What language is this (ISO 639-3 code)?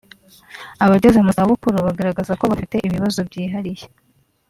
kin